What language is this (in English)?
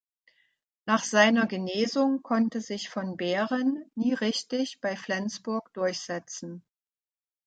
German